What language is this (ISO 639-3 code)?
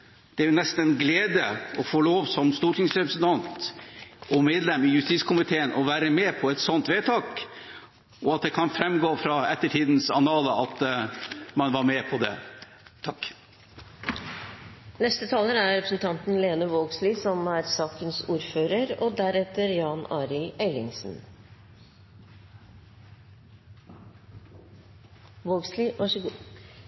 nor